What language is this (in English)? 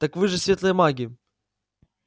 Russian